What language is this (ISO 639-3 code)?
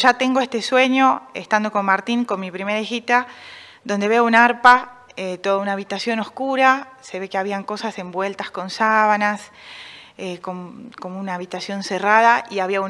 spa